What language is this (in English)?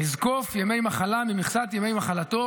Hebrew